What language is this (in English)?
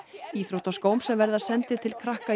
Icelandic